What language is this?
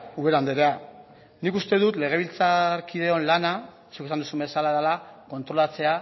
Basque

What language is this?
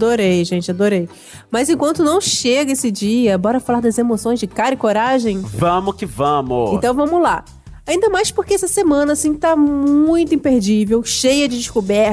Portuguese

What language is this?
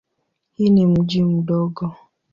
Swahili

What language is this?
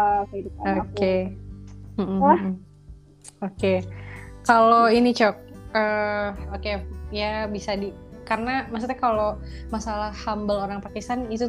Indonesian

